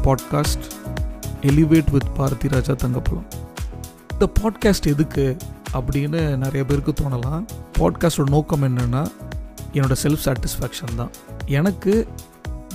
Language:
Tamil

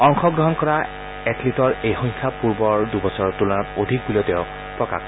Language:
Assamese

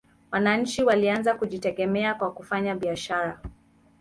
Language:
Swahili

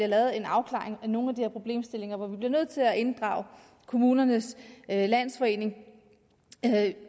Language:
Danish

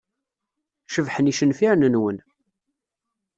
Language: Kabyle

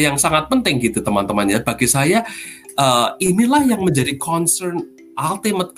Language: Indonesian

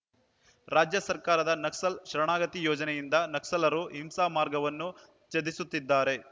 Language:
Kannada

